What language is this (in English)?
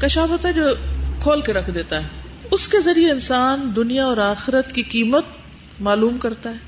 Urdu